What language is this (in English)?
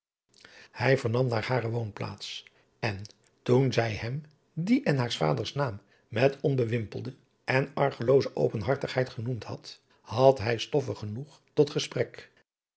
Dutch